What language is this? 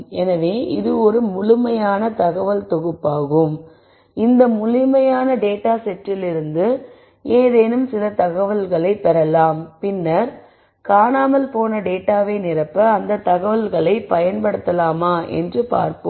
Tamil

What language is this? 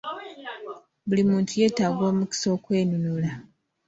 Ganda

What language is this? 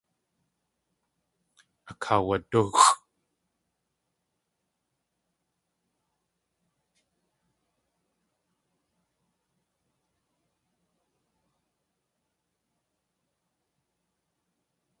Tlingit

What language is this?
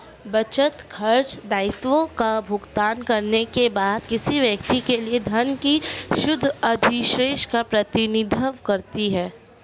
Hindi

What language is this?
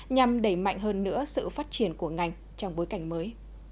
Vietnamese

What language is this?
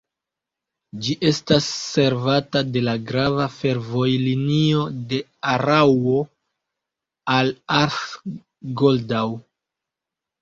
Esperanto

